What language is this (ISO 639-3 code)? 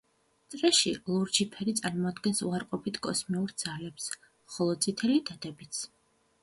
kat